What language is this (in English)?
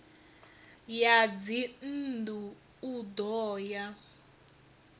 Venda